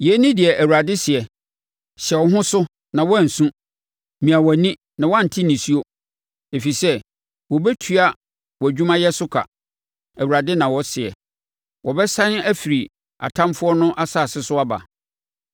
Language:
Akan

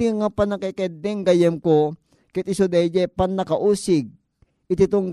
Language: Filipino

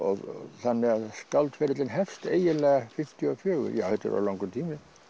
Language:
Icelandic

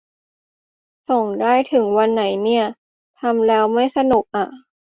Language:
Thai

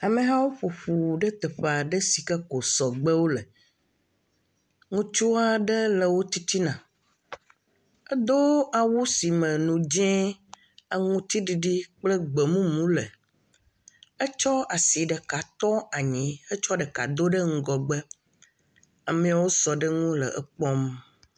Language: Ewe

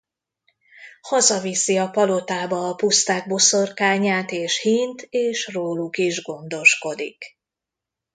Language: Hungarian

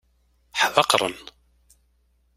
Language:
Kabyle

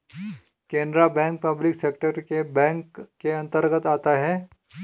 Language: Hindi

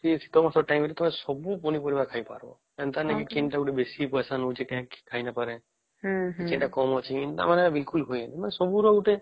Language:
Odia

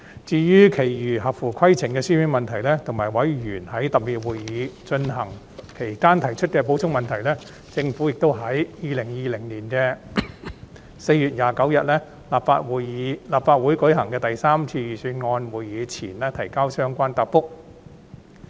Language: Cantonese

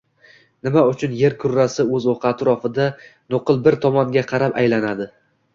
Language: Uzbek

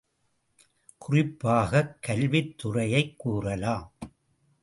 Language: Tamil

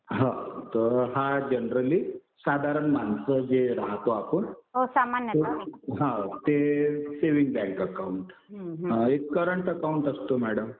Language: Marathi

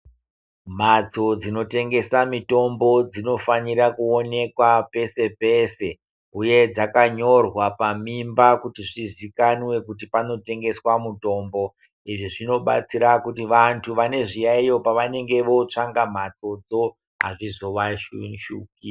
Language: Ndau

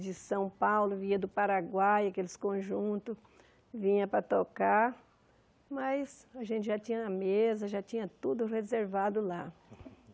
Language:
Portuguese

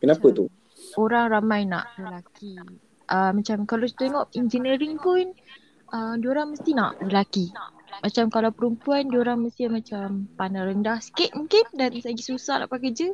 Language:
Malay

